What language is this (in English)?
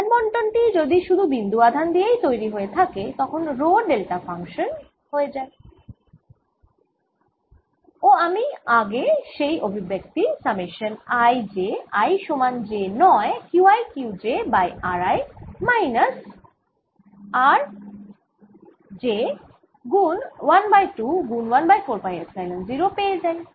Bangla